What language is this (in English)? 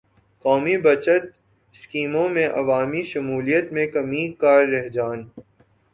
Urdu